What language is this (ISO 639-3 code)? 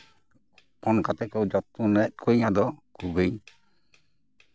sat